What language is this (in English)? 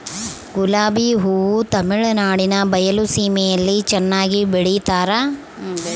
Kannada